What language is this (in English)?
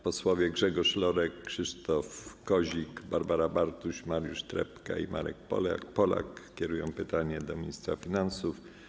Polish